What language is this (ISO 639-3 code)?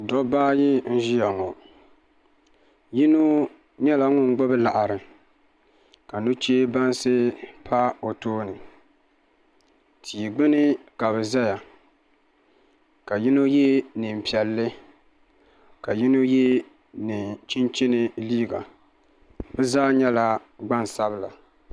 dag